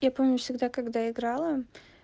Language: Russian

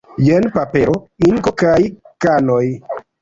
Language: Esperanto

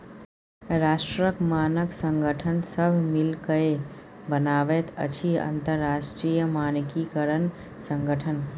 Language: Maithili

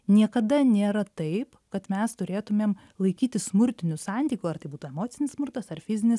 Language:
Lithuanian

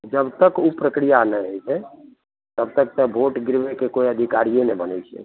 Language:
Maithili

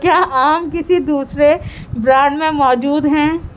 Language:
Urdu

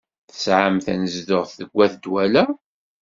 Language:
Kabyle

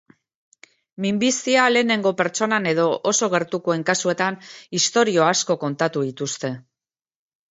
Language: Basque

